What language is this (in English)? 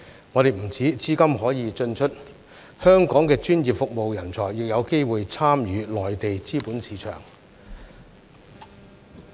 Cantonese